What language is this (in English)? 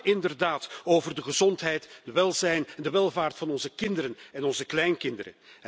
Dutch